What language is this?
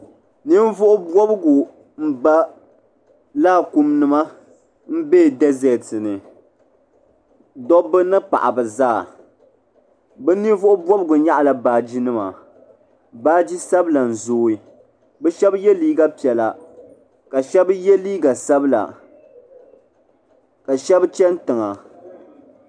Dagbani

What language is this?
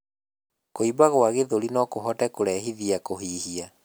Kikuyu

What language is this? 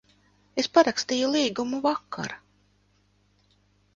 Latvian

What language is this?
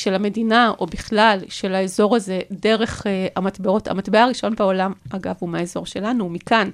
Hebrew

